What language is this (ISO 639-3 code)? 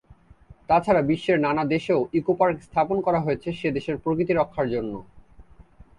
ben